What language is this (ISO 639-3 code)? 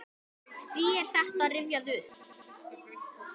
isl